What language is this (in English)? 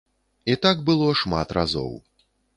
Belarusian